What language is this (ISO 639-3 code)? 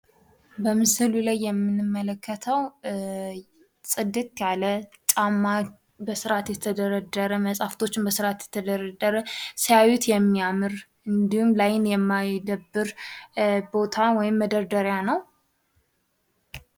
amh